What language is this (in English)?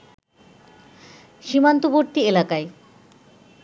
Bangla